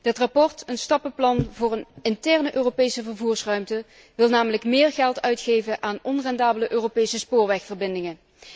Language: Dutch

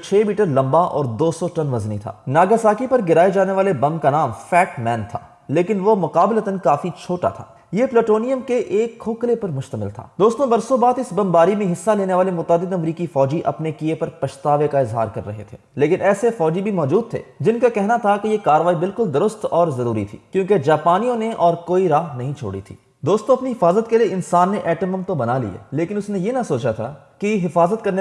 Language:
Hindi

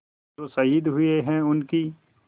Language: Hindi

